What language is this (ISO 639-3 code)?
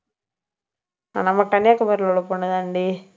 tam